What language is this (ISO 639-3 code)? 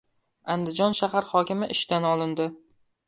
uzb